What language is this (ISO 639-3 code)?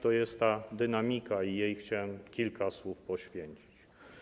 pol